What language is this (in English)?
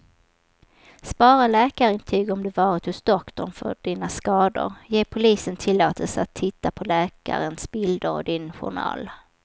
Swedish